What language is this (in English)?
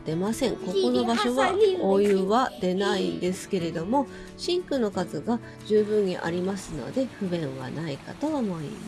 Japanese